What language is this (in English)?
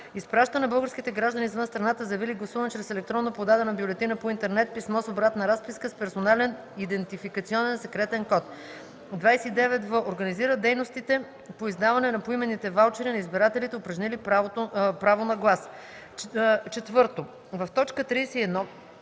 Bulgarian